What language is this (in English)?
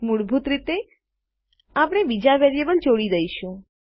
Gujarati